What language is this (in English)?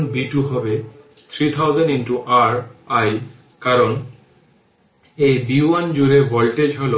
Bangla